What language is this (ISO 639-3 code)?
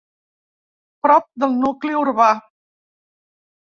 cat